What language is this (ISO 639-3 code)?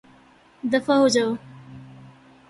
urd